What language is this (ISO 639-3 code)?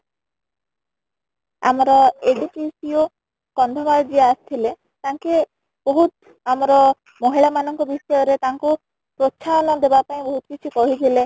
ori